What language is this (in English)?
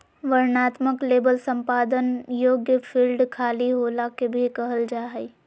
Magahi